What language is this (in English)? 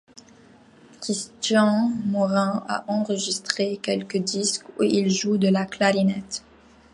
French